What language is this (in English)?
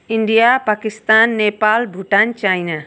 Nepali